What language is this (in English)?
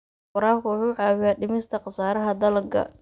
Somali